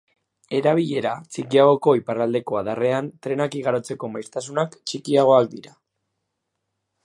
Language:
Basque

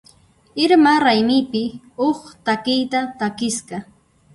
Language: Puno Quechua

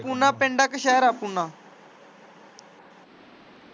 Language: Punjabi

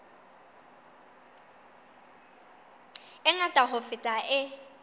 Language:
Southern Sotho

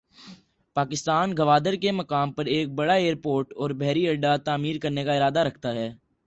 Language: Urdu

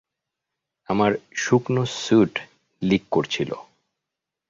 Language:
Bangla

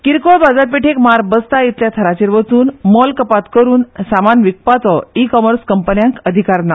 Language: Konkani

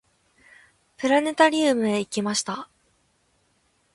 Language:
Japanese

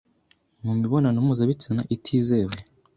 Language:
Kinyarwanda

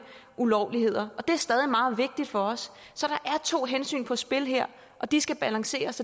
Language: Danish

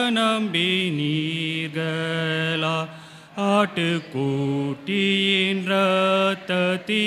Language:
Romanian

